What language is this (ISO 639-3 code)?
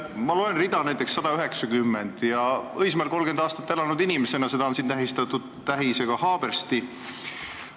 est